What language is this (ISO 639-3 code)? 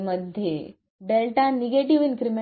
mar